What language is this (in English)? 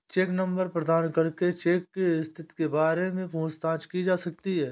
Hindi